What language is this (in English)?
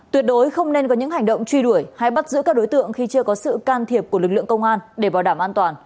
Vietnamese